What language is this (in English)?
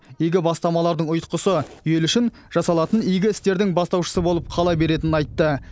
Kazakh